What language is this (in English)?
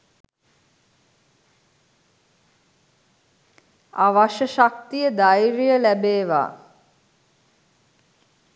Sinhala